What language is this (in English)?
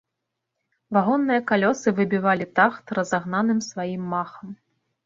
Belarusian